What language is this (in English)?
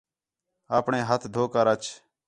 Khetrani